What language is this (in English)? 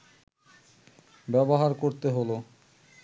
Bangla